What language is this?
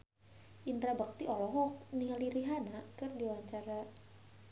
Sundanese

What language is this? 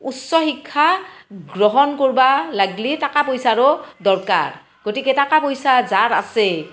Assamese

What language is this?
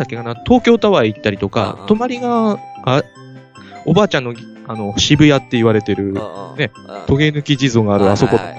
Japanese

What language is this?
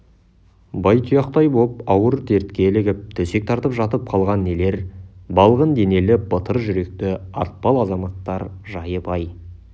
Kazakh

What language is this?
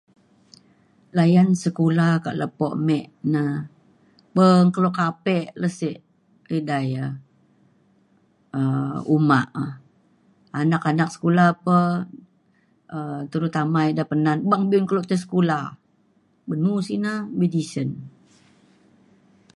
Mainstream Kenyah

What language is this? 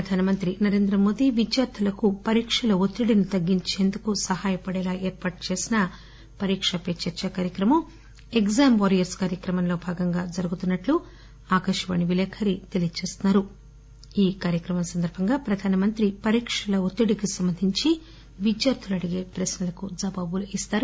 Telugu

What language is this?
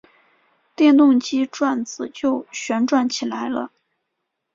Chinese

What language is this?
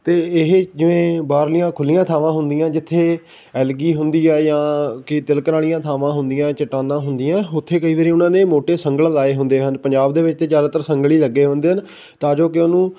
Punjabi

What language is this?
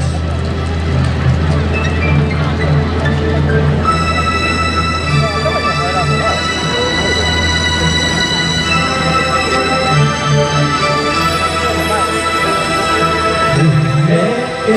Japanese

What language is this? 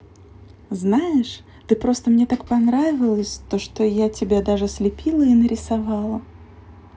Russian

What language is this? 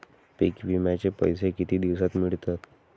Marathi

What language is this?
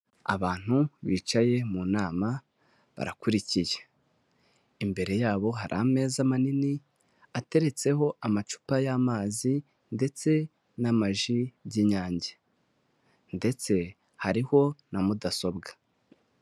Kinyarwanda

